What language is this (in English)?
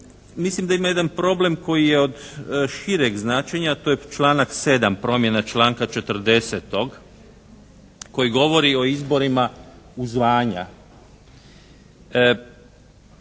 Croatian